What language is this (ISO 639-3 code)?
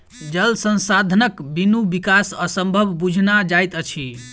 mai